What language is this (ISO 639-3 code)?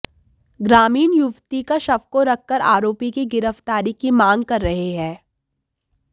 hin